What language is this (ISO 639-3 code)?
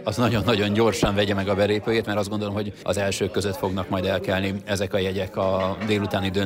hun